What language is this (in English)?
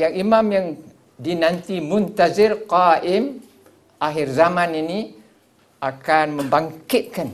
Malay